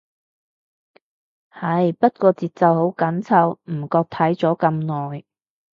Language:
Cantonese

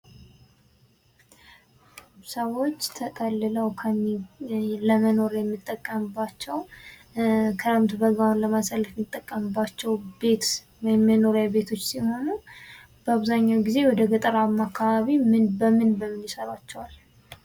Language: Amharic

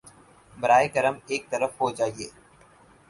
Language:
Urdu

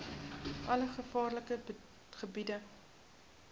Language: Afrikaans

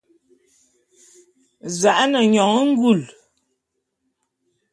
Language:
Bulu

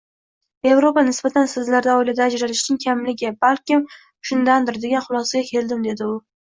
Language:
Uzbek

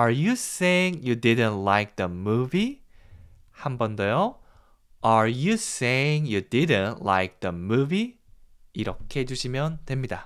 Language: Korean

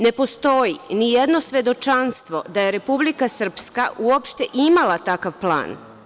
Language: Serbian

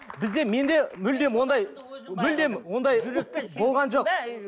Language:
Kazakh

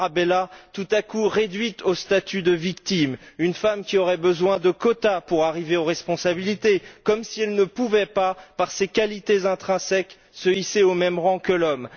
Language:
French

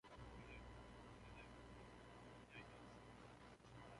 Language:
Central Kurdish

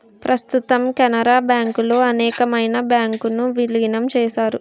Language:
Telugu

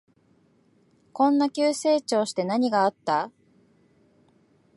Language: Japanese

